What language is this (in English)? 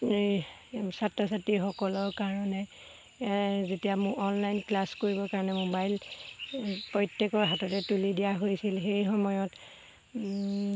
Assamese